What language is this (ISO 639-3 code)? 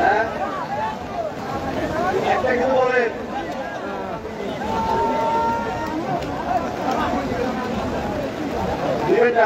ara